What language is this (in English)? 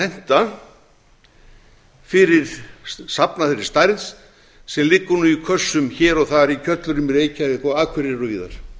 Icelandic